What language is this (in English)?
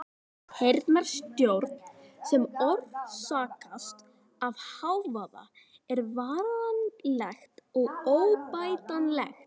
Icelandic